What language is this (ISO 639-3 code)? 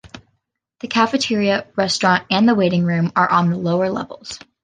eng